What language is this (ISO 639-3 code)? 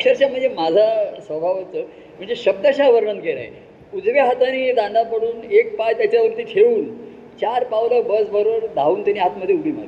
mar